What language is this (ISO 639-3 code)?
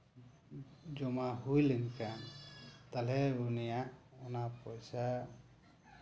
sat